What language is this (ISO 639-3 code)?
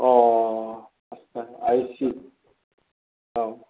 brx